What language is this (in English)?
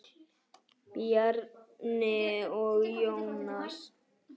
Icelandic